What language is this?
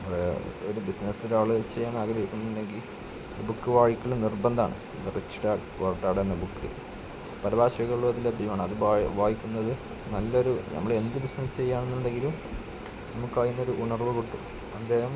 Malayalam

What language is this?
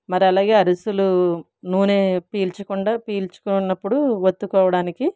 Telugu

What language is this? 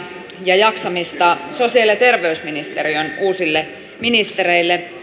Finnish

